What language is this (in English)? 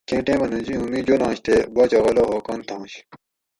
Gawri